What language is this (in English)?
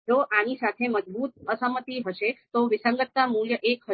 Gujarati